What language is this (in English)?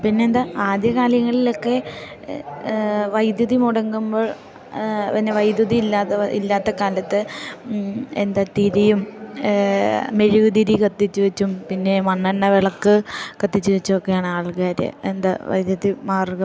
Malayalam